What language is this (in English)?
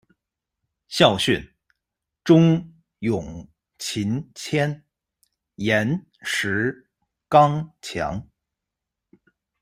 Chinese